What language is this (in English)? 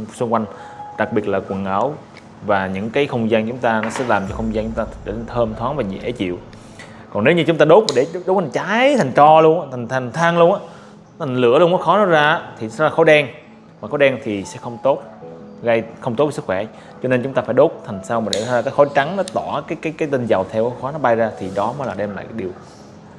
Vietnamese